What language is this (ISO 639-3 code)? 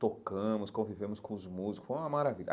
por